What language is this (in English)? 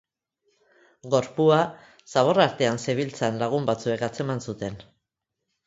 Basque